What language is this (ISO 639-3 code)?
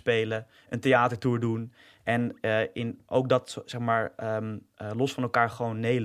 nld